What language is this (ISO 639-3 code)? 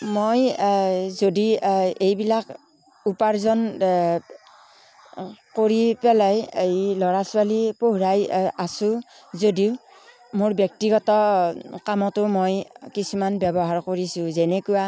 asm